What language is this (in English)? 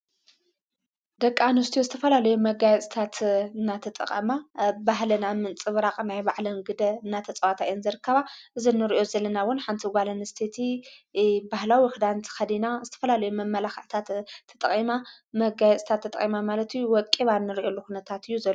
Tigrinya